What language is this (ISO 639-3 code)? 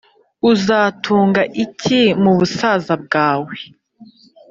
kin